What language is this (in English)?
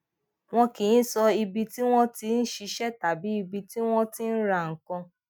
Yoruba